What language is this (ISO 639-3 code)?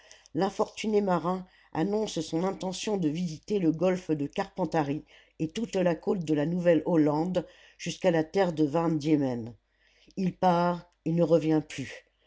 fra